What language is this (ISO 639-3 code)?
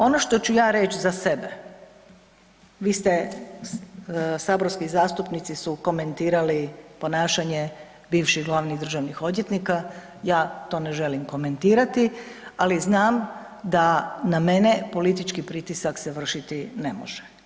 hrv